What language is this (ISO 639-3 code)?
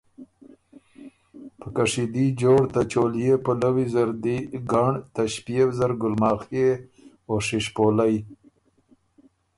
oru